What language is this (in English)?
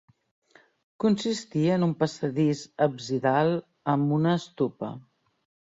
Catalan